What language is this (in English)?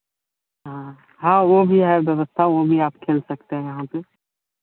Hindi